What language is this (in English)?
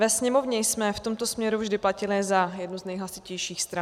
Czech